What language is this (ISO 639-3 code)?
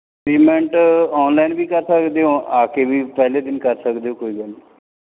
pan